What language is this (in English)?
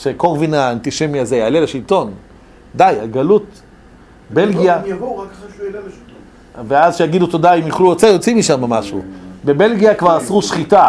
Hebrew